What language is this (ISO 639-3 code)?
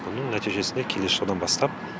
kaz